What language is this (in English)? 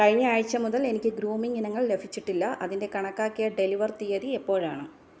Malayalam